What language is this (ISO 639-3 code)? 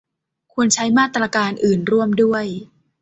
tha